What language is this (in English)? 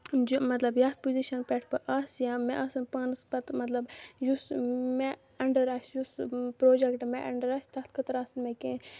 Kashmiri